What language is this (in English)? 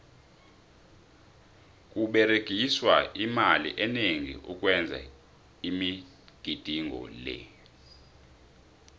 South Ndebele